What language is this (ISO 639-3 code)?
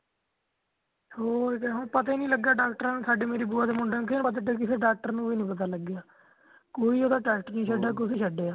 pan